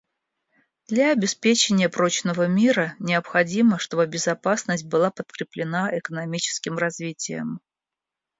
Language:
Russian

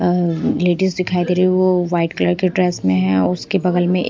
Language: Hindi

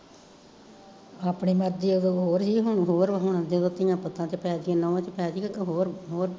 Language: Punjabi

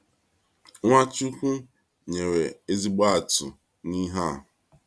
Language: Igbo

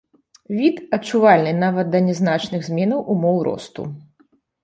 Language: Belarusian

